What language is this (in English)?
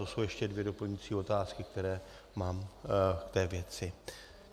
Czech